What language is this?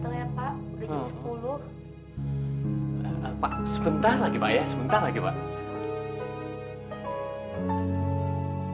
Indonesian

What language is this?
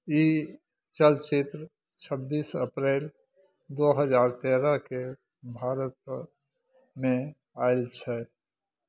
Maithili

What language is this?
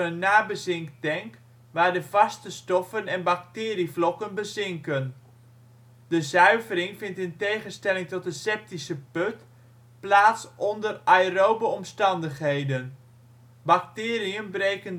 Dutch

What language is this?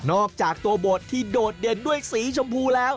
Thai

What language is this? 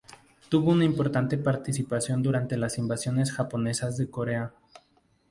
Spanish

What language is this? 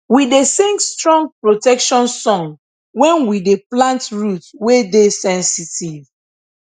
Nigerian Pidgin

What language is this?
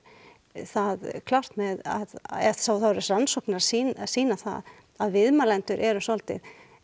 Icelandic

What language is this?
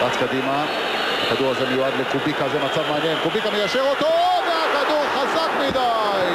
Hebrew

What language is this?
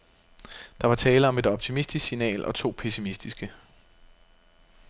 Danish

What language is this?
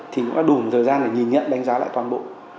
Vietnamese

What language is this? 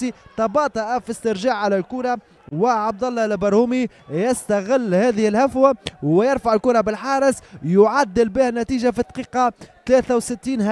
Arabic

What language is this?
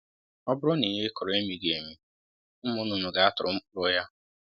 Igbo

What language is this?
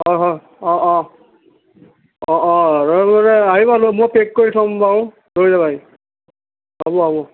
Assamese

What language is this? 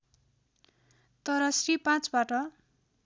Nepali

